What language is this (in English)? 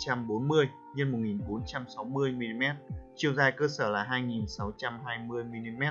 Vietnamese